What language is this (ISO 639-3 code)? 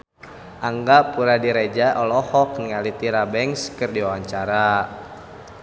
sun